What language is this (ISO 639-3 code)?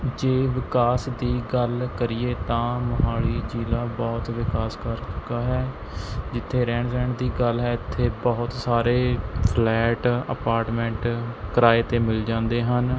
pan